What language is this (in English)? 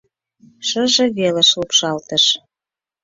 Mari